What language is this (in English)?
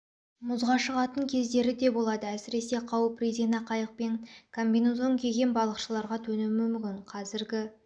Kazakh